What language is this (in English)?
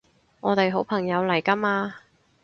Cantonese